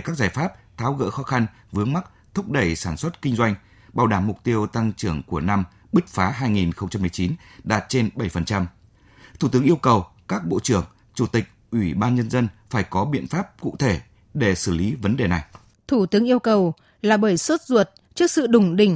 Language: Vietnamese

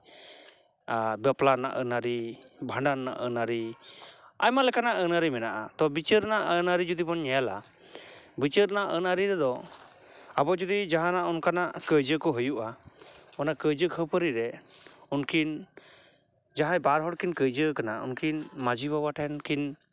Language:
Santali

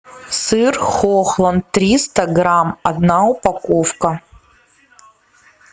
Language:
Russian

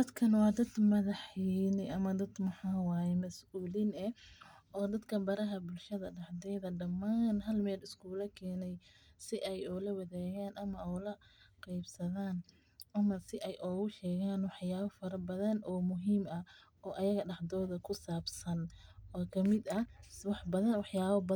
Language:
Somali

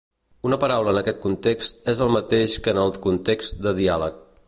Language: Catalan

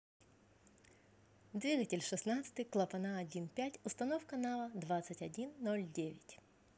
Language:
Russian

